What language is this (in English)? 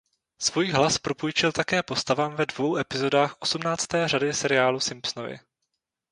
Czech